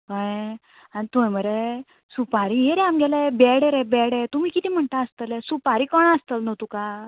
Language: Konkani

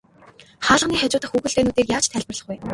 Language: Mongolian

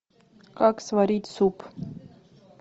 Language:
Russian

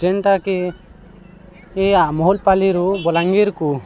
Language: Odia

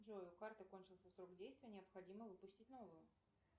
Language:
Russian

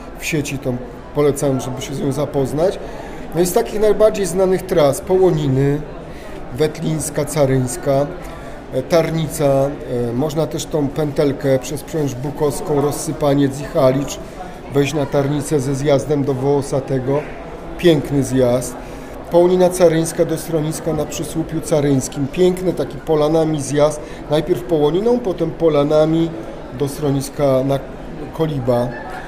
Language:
Polish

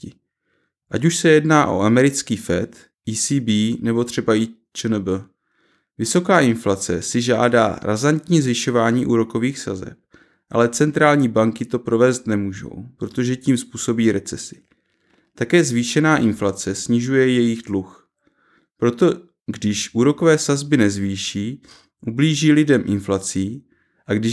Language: Czech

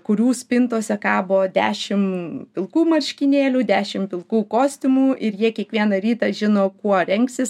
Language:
Lithuanian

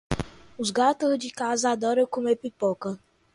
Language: Portuguese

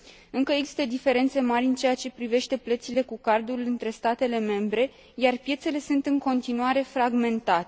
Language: Romanian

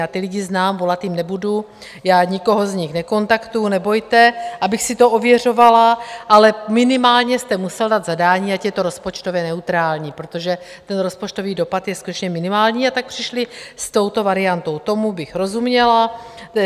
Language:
Czech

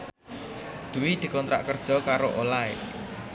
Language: Javanese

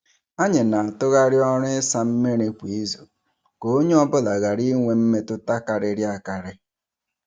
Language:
Igbo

